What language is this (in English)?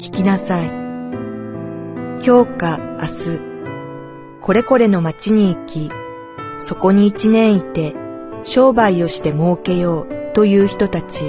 Japanese